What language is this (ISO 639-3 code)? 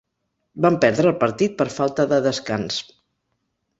cat